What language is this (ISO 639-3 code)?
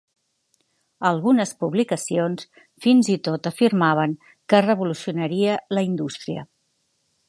cat